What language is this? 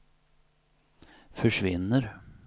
Swedish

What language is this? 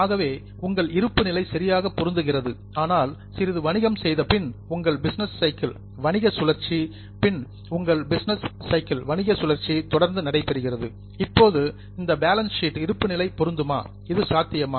Tamil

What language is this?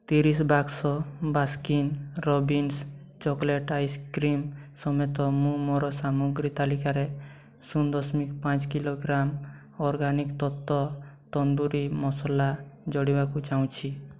Odia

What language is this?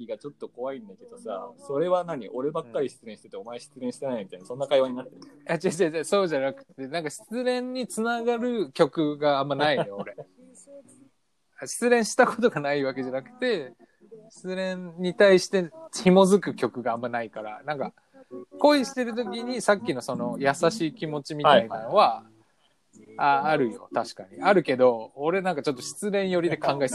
Japanese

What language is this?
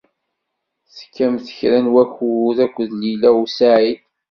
Kabyle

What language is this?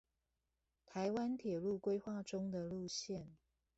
Chinese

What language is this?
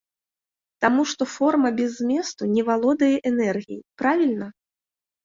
Belarusian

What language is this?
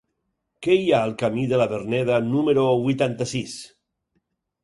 Catalan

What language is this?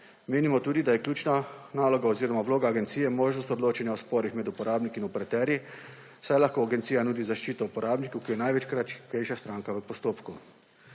Slovenian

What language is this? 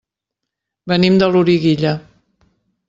Catalan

